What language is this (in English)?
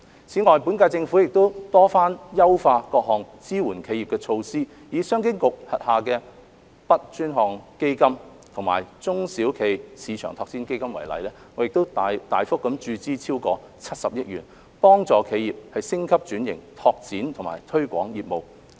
Cantonese